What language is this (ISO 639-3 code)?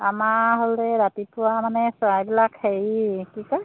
asm